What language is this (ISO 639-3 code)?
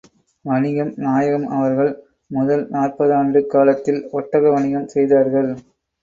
tam